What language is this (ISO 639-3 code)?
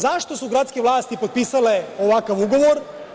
srp